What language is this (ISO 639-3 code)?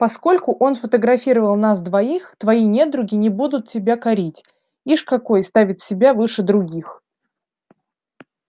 rus